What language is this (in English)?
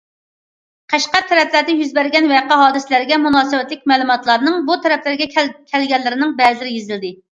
Uyghur